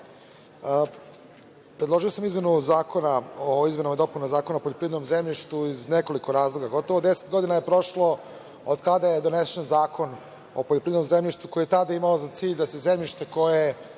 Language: Serbian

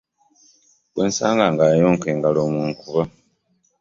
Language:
Ganda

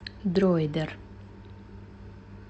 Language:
Russian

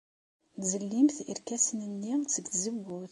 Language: Kabyle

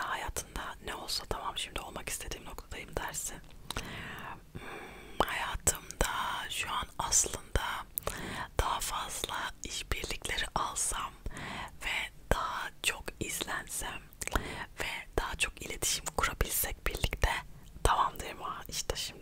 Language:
Turkish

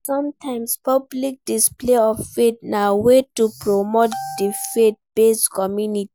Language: Nigerian Pidgin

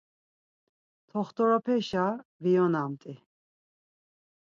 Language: Laz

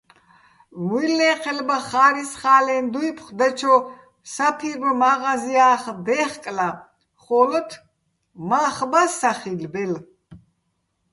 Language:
Bats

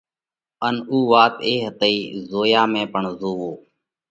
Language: Parkari Koli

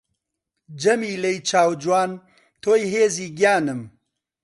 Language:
Central Kurdish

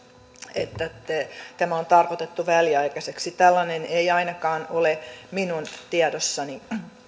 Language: Finnish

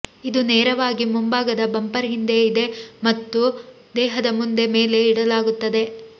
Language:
Kannada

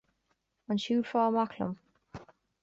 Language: Irish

